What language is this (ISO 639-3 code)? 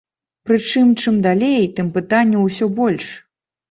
bel